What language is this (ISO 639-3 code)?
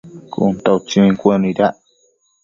mcf